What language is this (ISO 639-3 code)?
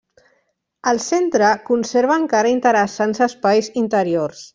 cat